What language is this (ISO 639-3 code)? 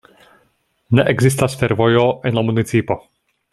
epo